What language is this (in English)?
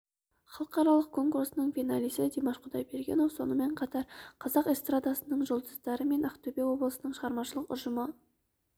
Kazakh